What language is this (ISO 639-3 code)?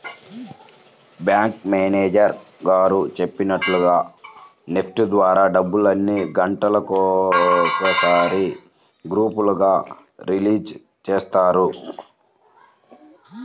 tel